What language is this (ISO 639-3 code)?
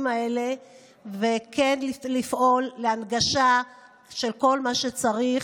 heb